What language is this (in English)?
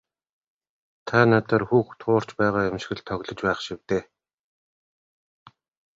Mongolian